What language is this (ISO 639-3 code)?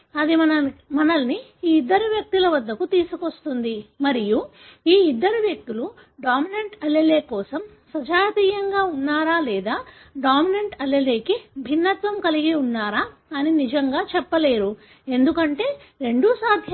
tel